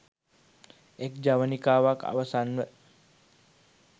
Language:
Sinhala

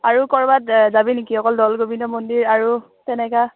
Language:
Assamese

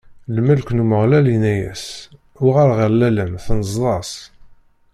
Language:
Kabyle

